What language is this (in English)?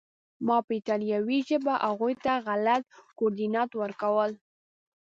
Pashto